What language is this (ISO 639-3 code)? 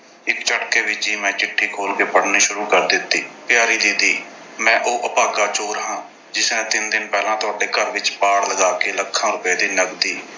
pan